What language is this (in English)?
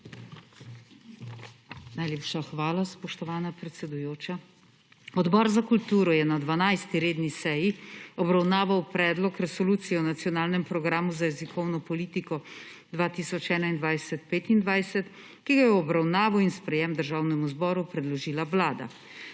Slovenian